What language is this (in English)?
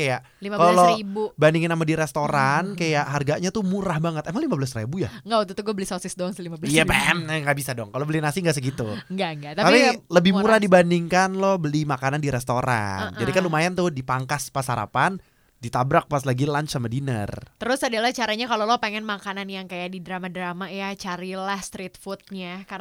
Indonesian